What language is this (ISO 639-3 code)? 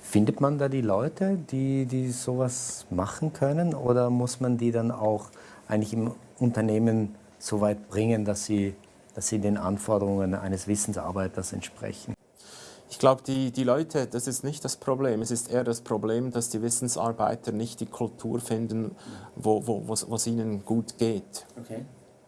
deu